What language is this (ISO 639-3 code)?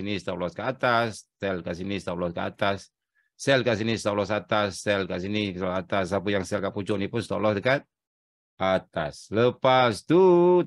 msa